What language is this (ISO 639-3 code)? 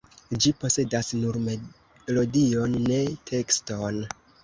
epo